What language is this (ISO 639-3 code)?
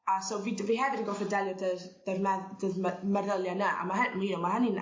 cym